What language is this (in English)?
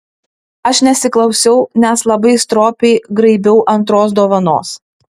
Lithuanian